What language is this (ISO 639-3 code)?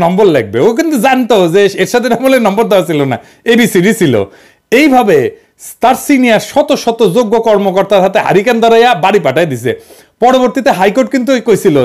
ben